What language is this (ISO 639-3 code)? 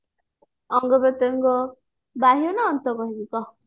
ori